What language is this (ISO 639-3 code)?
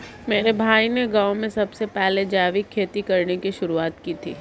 hin